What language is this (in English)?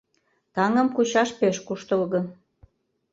Mari